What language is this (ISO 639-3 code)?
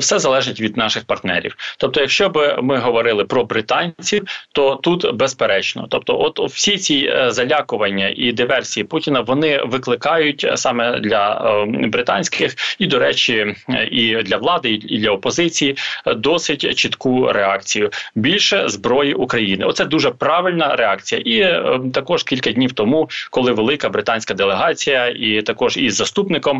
ukr